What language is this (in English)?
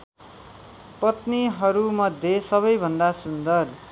Nepali